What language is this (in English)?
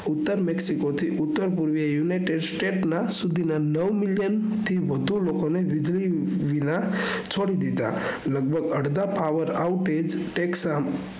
Gujarati